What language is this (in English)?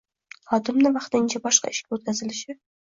Uzbek